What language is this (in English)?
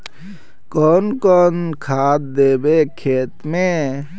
Magahi